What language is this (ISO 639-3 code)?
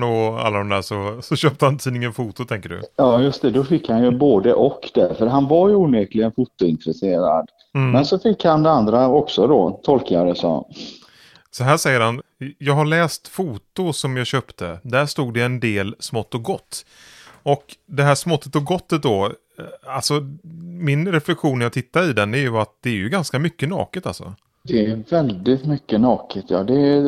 swe